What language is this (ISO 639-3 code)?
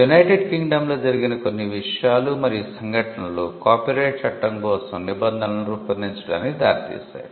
tel